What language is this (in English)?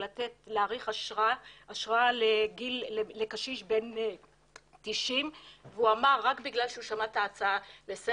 Hebrew